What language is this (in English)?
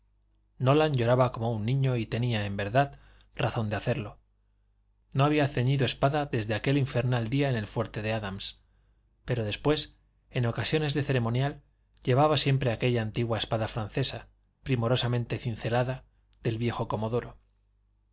Spanish